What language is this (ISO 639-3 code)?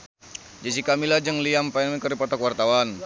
sun